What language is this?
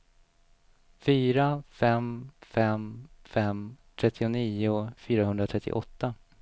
Swedish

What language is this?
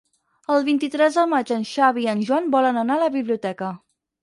Catalan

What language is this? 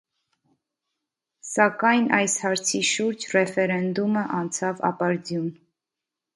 Armenian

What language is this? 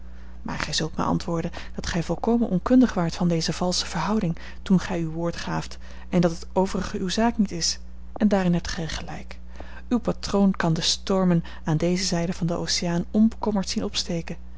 Dutch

